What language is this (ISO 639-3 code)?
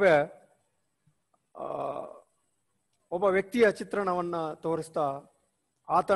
hin